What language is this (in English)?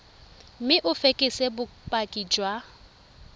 Tswana